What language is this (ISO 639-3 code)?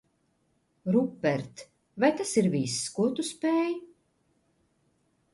lav